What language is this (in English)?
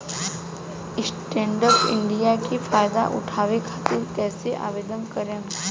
Bhojpuri